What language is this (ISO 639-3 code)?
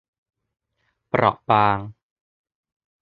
tha